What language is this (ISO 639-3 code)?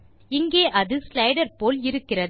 tam